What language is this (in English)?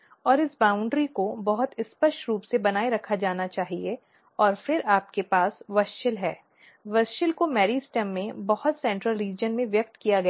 Hindi